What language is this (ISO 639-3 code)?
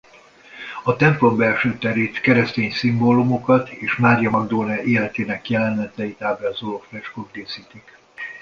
hun